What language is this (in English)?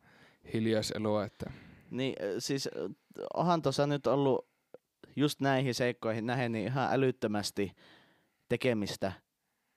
Finnish